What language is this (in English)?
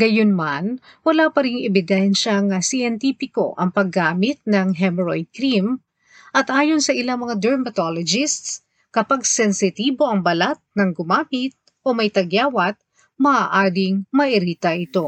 Filipino